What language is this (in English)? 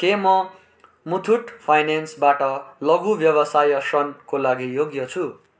Nepali